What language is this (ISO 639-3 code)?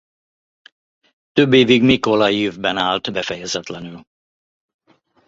hun